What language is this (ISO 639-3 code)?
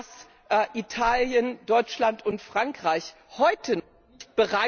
deu